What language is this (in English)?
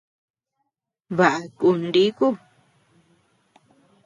Tepeuxila Cuicatec